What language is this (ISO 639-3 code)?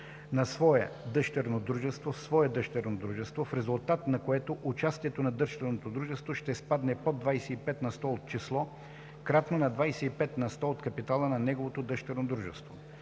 bul